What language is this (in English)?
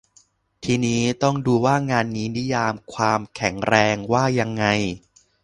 Thai